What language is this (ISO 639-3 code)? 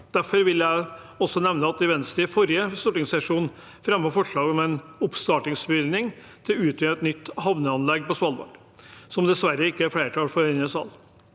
nor